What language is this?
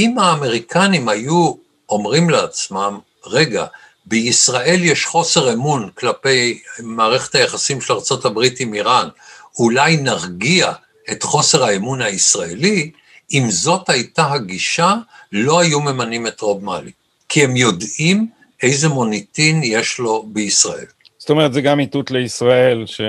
Hebrew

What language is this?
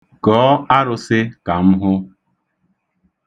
Igbo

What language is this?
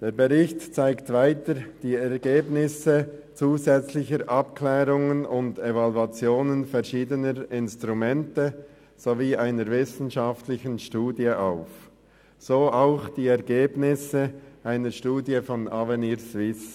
Swiss German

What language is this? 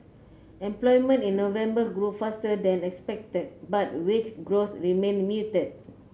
English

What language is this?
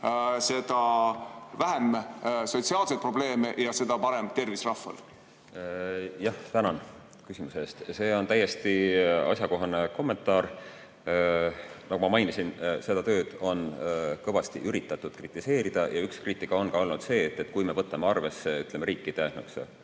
Estonian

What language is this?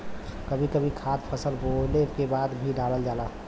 Bhojpuri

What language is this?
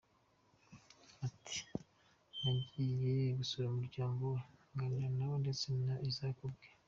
Kinyarwanda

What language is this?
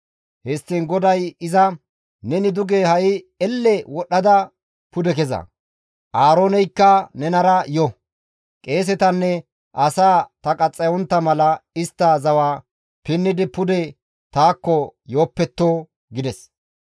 Gamo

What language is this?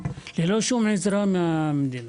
Hebrew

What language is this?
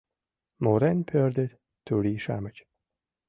Mari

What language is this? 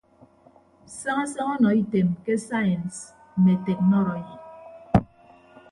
Ibibio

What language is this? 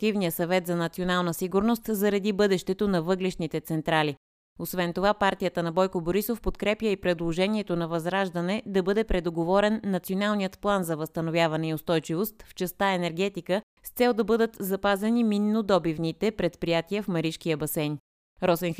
Bulgarian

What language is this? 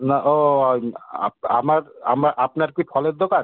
Bangla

